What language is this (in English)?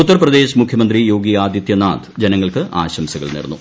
Malayalam